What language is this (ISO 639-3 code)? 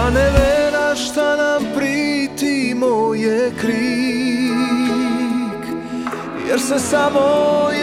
hrv